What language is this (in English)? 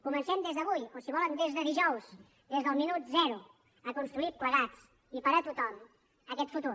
Catalan